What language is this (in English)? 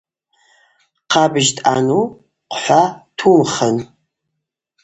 Abaza